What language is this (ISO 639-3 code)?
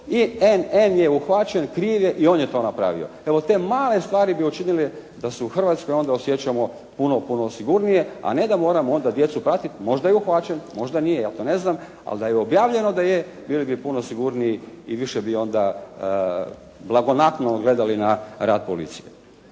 hrv